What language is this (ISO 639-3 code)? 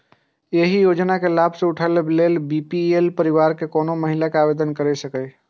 mai